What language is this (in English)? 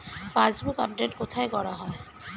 Bangla